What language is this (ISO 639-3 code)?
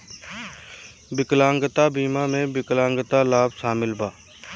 bho